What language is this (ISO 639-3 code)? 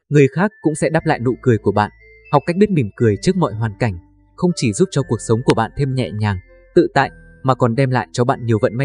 vie